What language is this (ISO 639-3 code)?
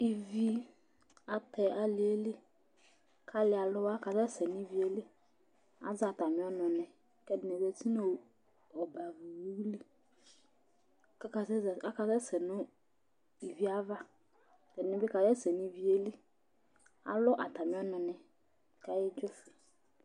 kpo